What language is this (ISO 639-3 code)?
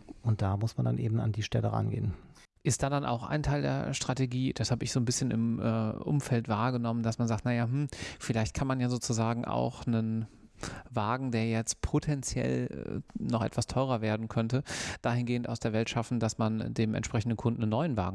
deu